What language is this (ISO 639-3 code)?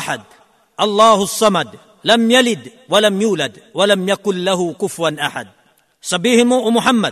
fil